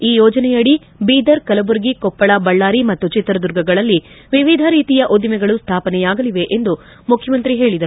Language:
Kannada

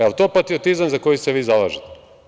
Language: Serbian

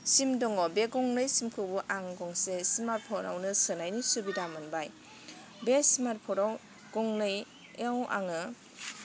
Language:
Bodo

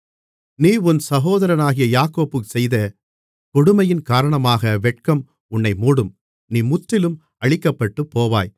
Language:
Tamil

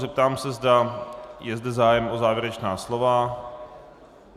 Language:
Czech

